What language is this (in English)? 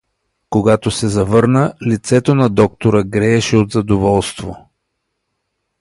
Bulgarian